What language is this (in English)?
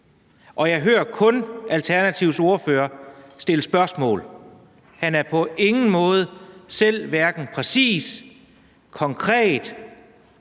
Danish